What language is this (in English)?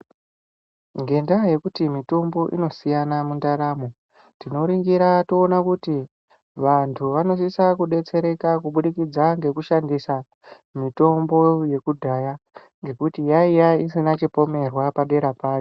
Ndau